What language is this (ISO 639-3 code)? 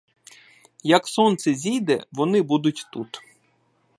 ukr